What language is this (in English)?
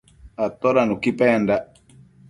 Matsés